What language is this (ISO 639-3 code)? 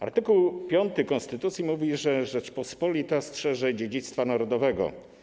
pol